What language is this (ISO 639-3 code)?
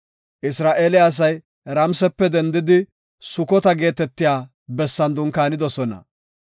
gof